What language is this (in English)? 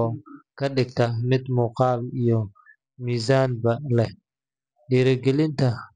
Somali